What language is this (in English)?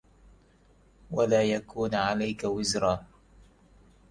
Arabic